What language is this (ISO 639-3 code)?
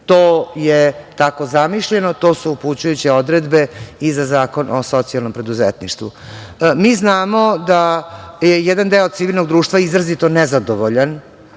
srp